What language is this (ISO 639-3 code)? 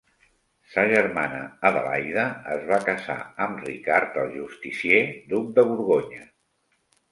cat